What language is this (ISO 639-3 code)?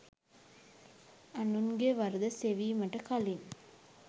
sin